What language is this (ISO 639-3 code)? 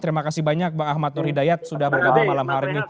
ind